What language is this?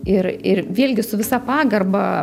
Lithuanian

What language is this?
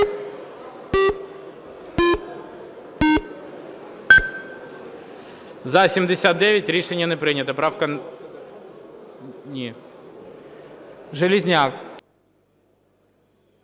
Ukrainian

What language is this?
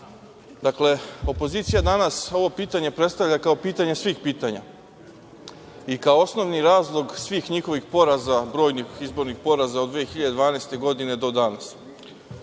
Serbian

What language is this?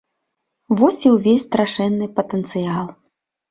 Belarusian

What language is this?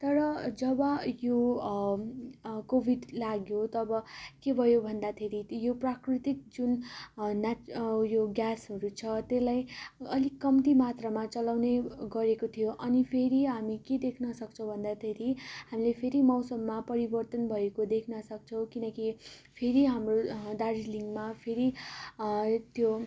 Nepali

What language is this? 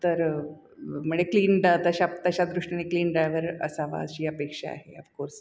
Marathi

